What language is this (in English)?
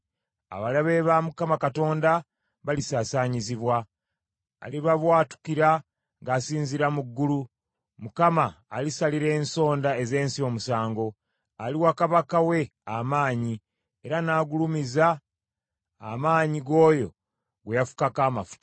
Ganda